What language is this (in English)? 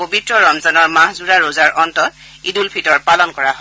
Assamese